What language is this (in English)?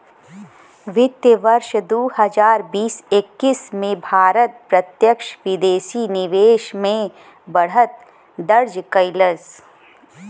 Bhojpuri